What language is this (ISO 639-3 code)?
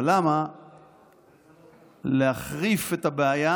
heb